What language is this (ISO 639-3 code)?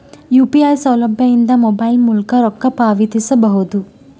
kan